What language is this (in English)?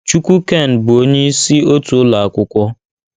Igbo